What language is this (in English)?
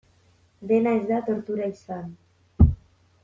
Basque